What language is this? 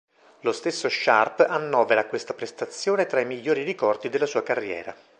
Italian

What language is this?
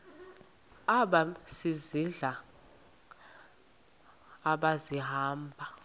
Xhosa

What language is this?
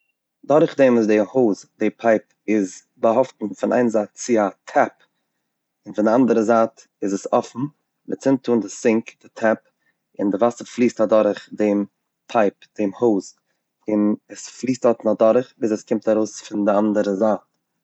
Yiddish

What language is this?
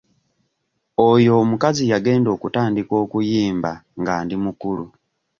Ganda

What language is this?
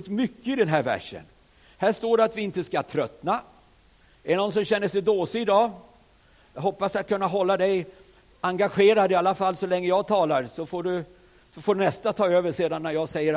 Swedish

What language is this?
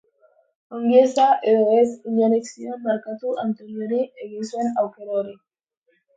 Basque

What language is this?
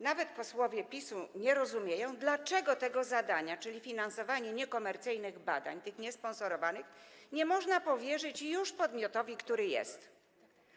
Polish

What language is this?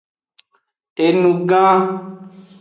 Aja (Benin)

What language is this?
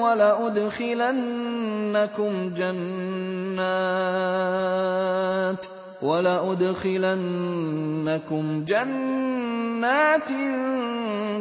Arabic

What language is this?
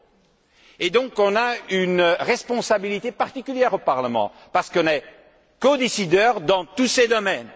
French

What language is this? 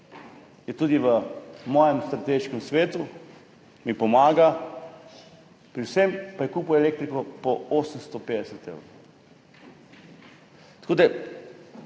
Slovenian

